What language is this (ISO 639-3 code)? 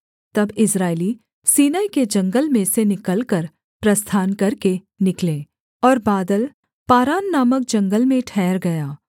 hin